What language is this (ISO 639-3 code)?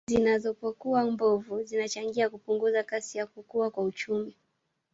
swa